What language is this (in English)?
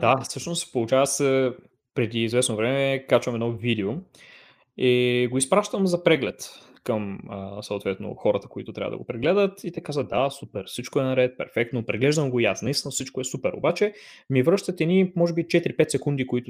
Bulgarian